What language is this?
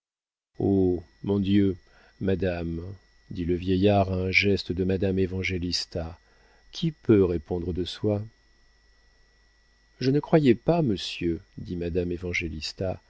French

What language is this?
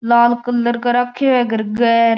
Marwari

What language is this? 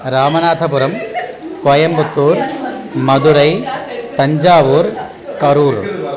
Sanskrit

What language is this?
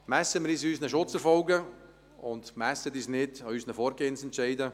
Swiss German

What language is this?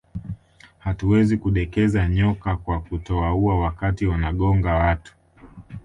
Swahili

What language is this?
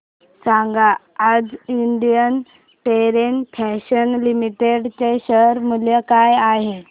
Marathi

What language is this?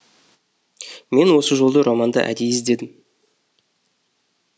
Kazakh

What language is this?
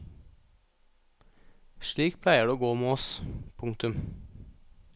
Norwegian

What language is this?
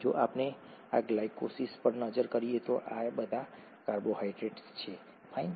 Gujarati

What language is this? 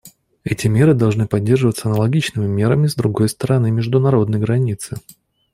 Russian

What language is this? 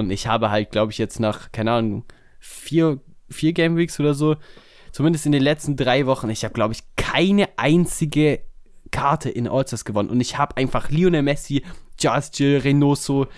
German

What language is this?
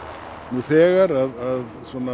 Icelandic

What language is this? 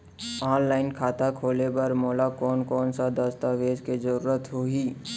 Chhattisgarhi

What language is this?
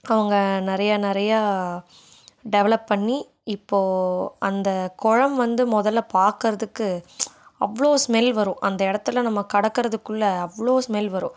Tamil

